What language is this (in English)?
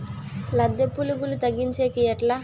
Telugu